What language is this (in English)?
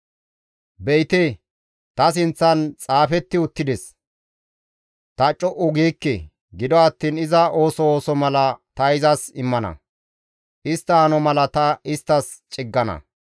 Gamo